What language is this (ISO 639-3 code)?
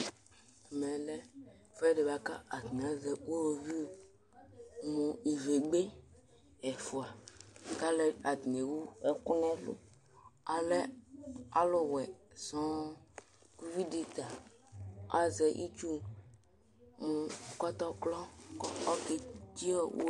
kpo